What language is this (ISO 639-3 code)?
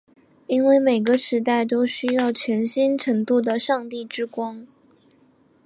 zho